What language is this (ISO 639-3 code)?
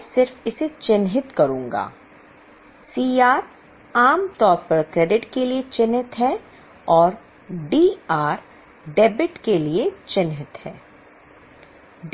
hin